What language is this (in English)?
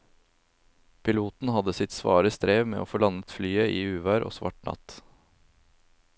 Norwegian